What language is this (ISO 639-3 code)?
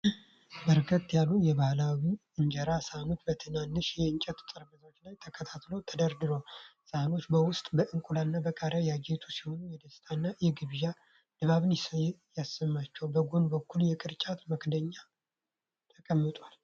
amh